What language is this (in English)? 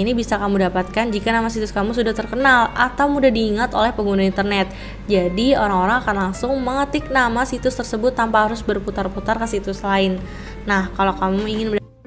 Indonesian